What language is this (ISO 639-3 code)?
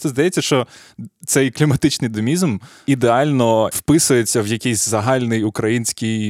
ukr